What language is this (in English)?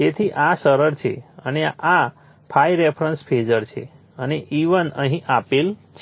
Gujarati